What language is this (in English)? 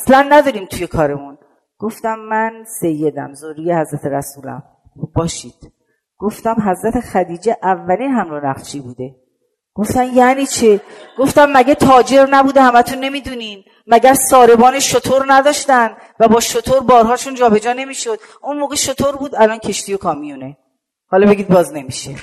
Persian